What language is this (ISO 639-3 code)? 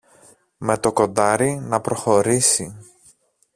ell